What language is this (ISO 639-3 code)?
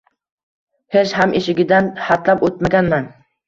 uzb